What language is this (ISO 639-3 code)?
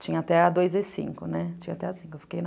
por